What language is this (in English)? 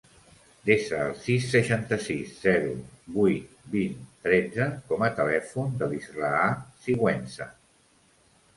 Catalan